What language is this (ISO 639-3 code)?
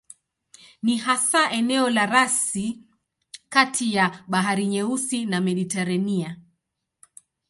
swa